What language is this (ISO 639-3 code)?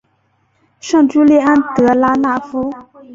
zho